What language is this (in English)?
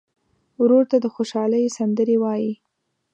Pashto